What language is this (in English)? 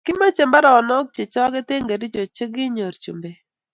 Kalenjin